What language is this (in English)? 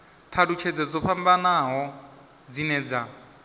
Venda